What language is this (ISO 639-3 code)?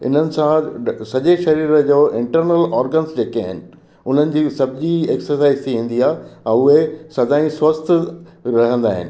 snd